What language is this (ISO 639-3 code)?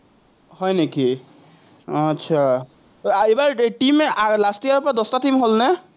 asm